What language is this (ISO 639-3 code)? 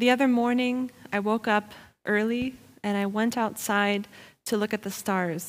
deu